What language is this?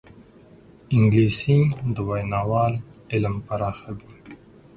Pashto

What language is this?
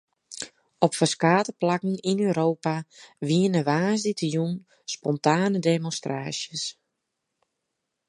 Western Frisian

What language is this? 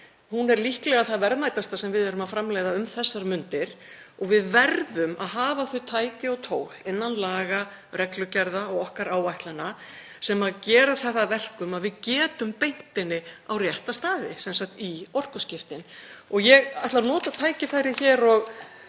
Icelandic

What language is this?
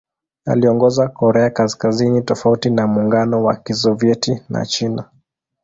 Swahili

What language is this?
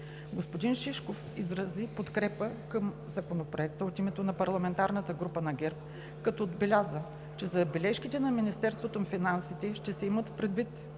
Bulgarian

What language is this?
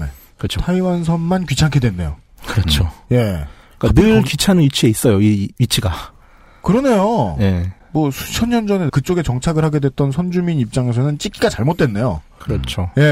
Korean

